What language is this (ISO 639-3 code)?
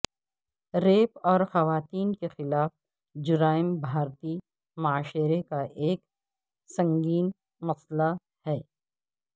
urd